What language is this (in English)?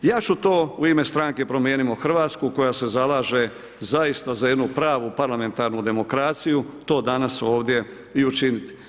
Croatian